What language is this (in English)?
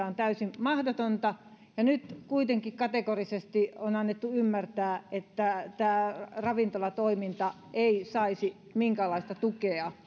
Finnish